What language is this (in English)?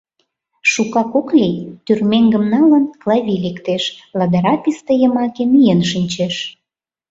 Mari